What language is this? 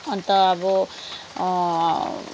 Nepali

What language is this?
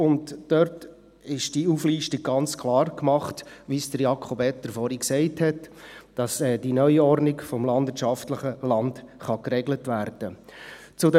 Swiss German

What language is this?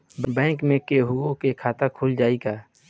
Bhojpuri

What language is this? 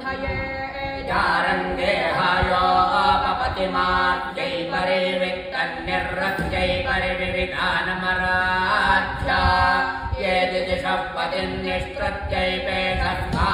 Thai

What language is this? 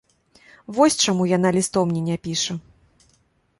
Belarusian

